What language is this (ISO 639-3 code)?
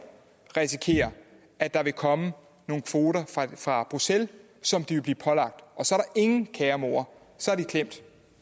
dan